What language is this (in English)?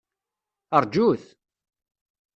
Kabyle